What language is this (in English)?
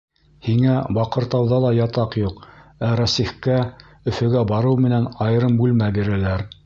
Bashkir